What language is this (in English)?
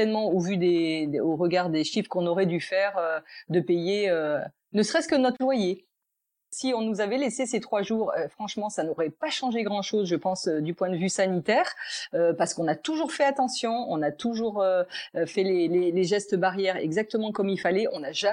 French